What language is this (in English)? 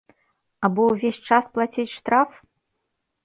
Belarusian